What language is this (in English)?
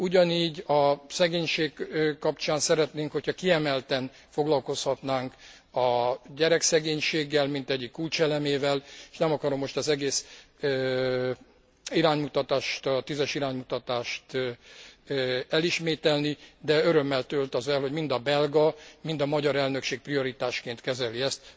Hungarian